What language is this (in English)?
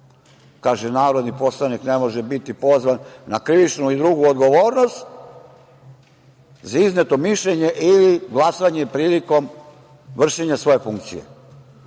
Serbian